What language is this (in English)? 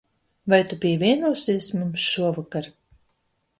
Latvian